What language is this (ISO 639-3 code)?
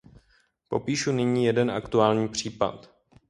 ces